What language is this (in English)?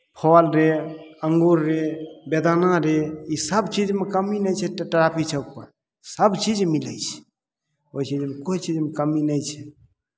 Maithili